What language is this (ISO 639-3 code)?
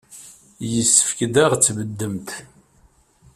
kab